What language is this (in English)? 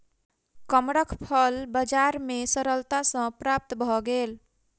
Maithili